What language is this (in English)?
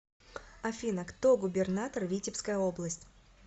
Russian